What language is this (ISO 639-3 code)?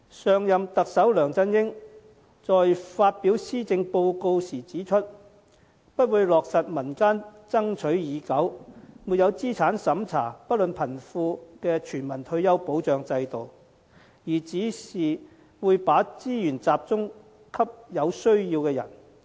yue